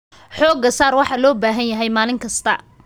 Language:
Somali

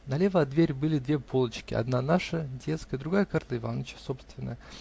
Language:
Russian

